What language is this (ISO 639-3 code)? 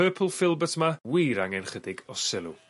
cym